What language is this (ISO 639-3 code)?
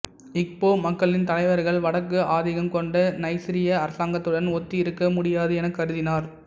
tam